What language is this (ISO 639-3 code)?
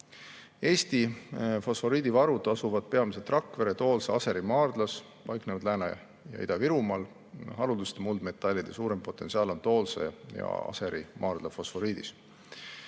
est